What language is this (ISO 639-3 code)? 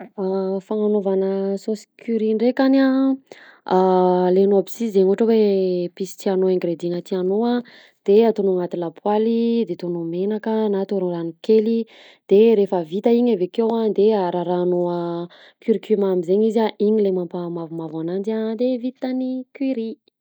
bzc